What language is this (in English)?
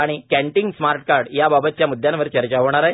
Marathi